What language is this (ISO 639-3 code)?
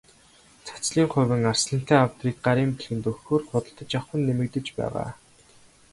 mon